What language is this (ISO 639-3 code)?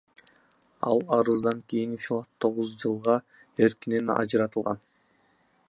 kir